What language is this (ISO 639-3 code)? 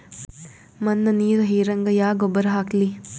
kan